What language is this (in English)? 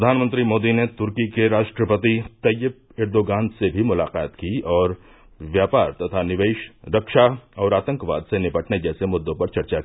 Hindi